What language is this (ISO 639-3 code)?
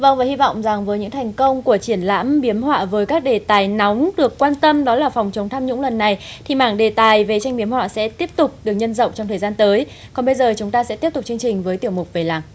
vie